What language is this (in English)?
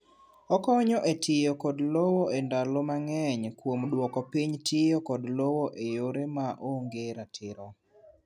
Luo (Kenya and Tanzania)